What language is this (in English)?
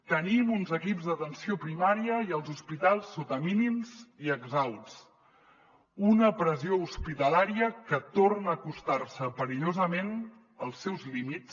Catalan